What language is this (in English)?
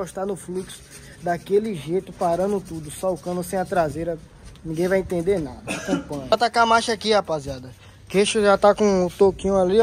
Portuguese